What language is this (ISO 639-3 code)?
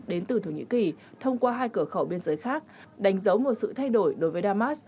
vie